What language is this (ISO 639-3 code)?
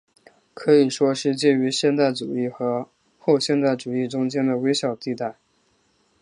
zho